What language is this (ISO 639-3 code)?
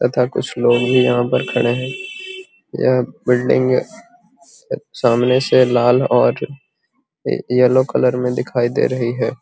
mag